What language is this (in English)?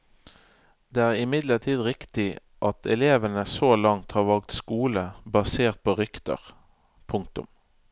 Norwegian